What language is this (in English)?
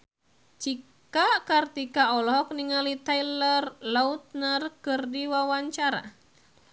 Sundanese